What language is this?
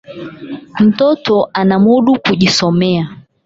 Swahili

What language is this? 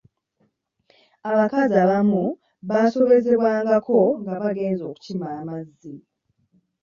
Ganda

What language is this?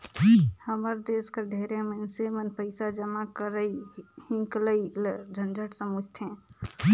Chhattisgarhi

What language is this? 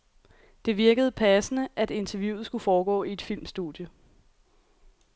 Danish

